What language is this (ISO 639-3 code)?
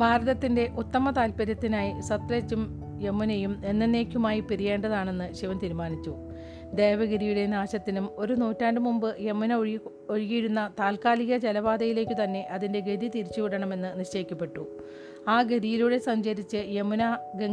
mal